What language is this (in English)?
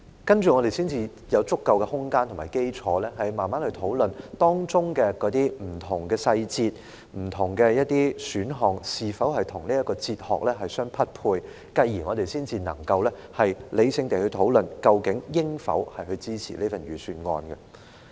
Cantonese